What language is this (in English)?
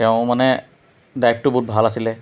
Assamese